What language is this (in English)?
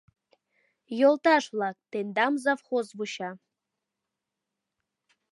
Mari